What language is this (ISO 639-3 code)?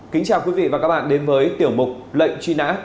vie